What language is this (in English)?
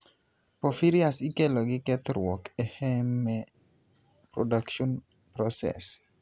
Luo (Kenya and Tanzania)